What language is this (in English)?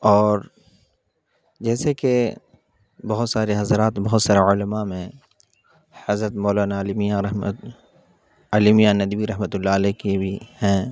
Urdu